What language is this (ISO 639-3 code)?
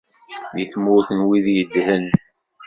kab